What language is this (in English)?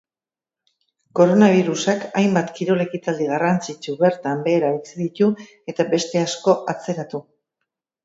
Basque